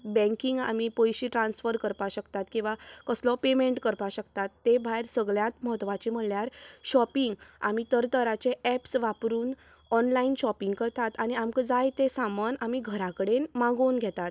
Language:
Konkani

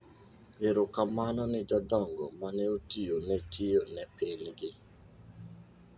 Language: Luo (Kenya and Tanzania)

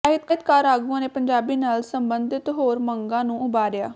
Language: Punjabi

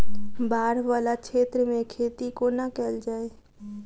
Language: Maithili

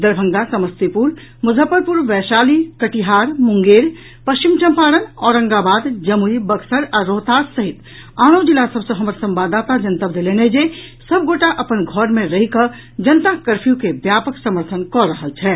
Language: Maithili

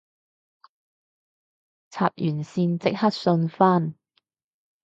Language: Cantonese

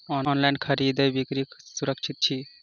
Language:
Maithili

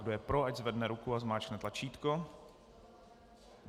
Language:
Czech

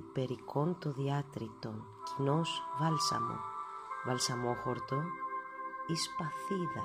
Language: Greek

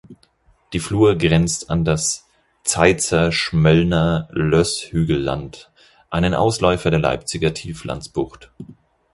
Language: German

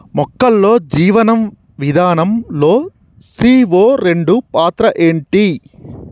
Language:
Telugu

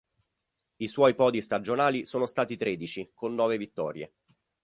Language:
Italian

